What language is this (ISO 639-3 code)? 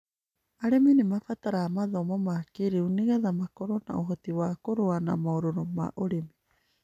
kik